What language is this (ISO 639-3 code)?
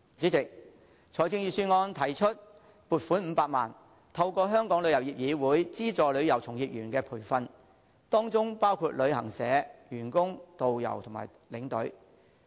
yue